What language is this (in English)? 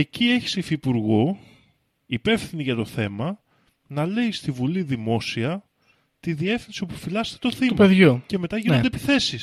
Greek